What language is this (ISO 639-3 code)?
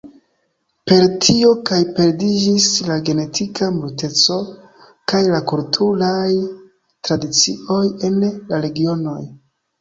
epo